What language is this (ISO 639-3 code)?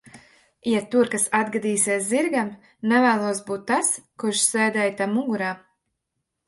lav